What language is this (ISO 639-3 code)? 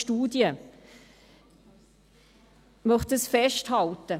gsw